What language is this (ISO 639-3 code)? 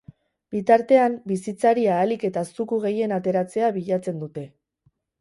eus